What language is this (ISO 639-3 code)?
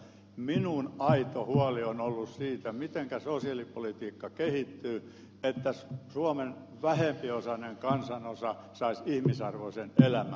fin